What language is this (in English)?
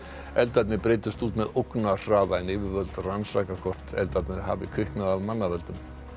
Icelandic